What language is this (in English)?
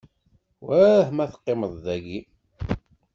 Kabyle